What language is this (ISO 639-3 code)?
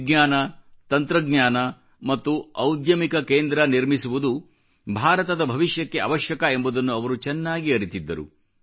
kan